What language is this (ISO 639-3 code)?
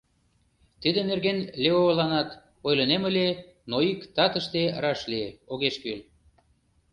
chm